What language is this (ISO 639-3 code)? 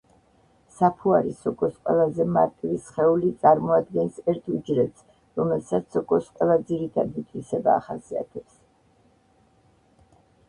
kat